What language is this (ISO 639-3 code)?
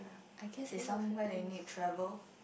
eng